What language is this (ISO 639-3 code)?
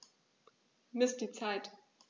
deu